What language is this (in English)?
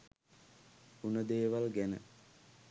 Sinhala